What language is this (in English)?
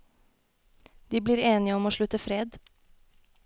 Norwegian